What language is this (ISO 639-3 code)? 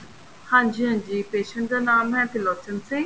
pan